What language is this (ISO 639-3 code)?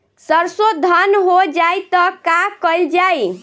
bho